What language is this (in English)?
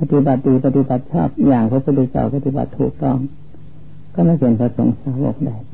Thai